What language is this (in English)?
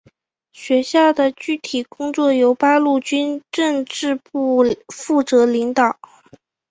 Chinese